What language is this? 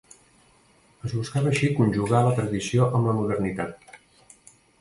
Catalan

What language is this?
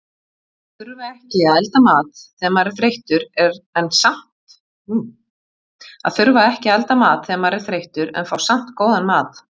Icelandic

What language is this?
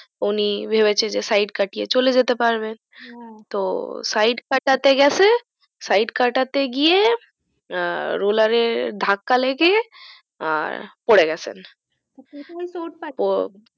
Bangla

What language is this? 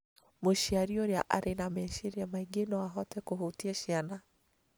Kikuyu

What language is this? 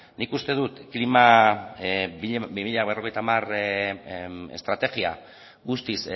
Basque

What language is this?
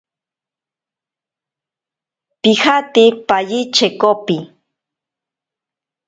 Ashéninka Perené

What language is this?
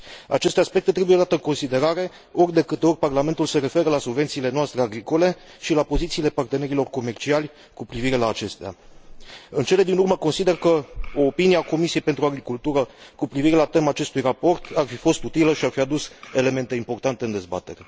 Romanian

